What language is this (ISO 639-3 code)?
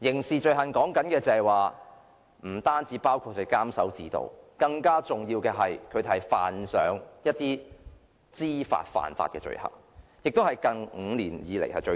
yue